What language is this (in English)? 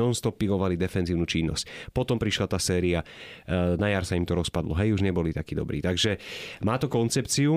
Slovak